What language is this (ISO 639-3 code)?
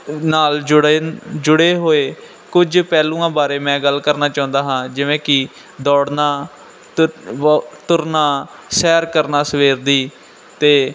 pan